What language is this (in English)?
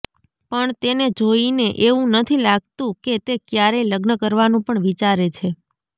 Gujarati